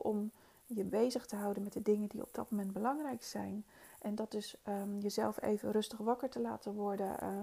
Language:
Dutch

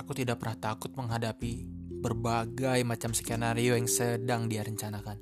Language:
Indonesian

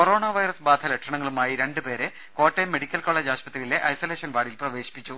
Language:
Malayalam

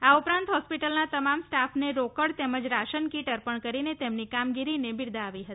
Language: Gujarati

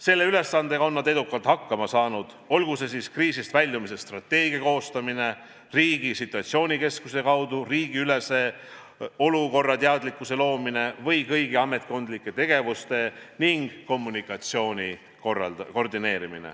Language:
Estonian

